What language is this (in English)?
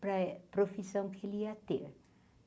Portuguese